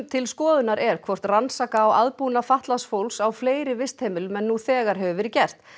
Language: Icelandic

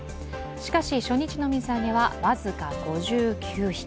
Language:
Japanese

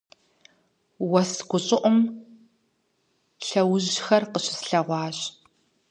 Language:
Kabardian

